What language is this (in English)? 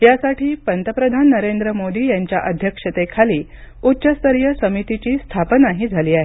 Marathi